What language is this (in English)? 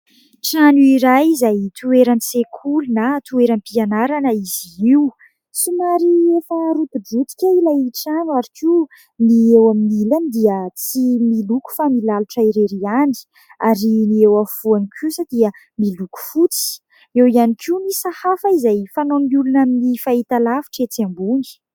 Malagasy